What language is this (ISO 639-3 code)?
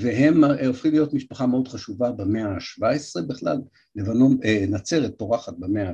heb